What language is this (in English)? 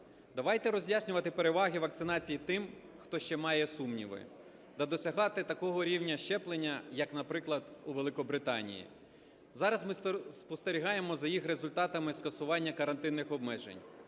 Ukrainian